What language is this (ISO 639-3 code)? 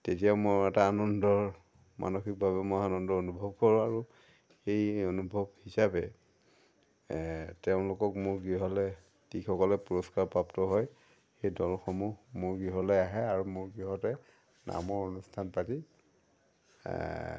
asm